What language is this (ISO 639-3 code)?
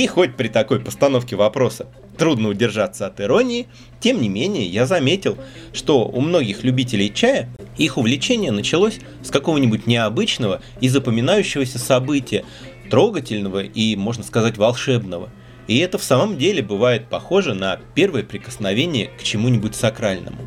rus